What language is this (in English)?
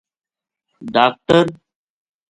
Gujari